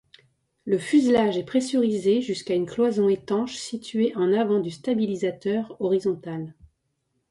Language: French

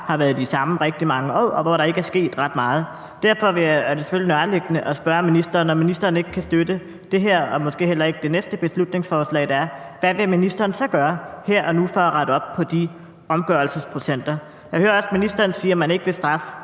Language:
Danish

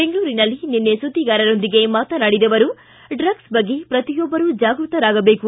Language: Kannada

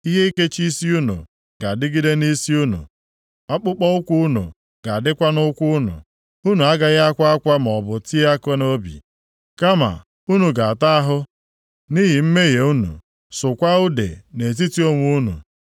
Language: Igbo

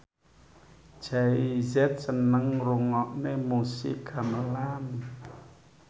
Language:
Javanese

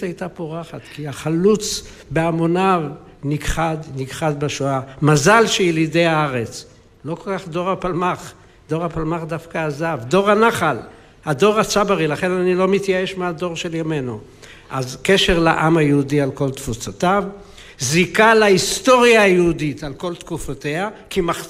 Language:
Hebrew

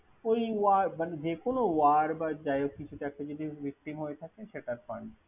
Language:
Bangla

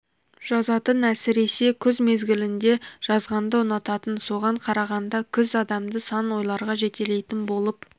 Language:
Kazakh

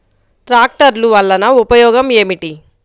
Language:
Telugu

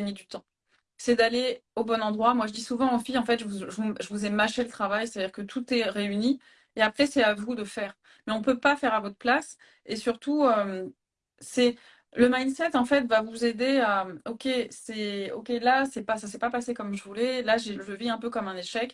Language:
French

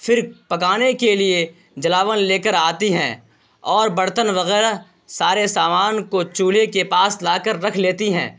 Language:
Urdu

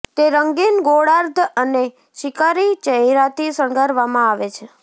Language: Gujarati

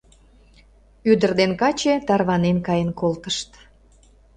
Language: Mari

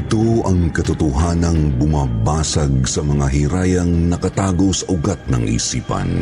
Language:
Filipino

